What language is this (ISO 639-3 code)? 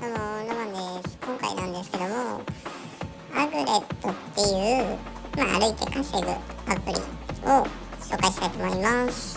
jpn